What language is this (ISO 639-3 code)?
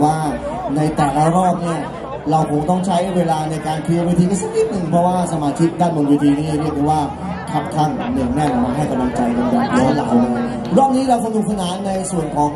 tha